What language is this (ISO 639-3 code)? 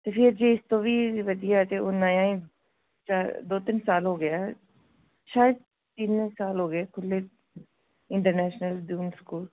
pan